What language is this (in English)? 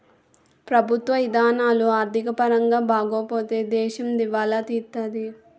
Telugu